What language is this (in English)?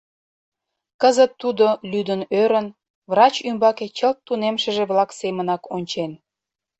Mari